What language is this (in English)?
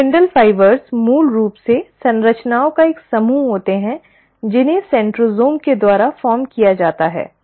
Hindi